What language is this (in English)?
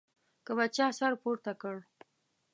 Pashto